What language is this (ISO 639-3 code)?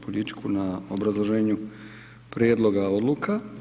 hrv